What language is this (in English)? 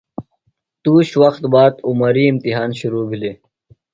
Phalura